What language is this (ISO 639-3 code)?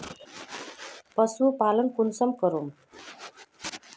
mag